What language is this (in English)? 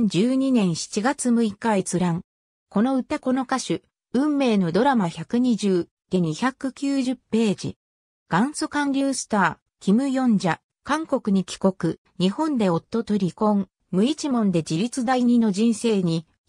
Japanese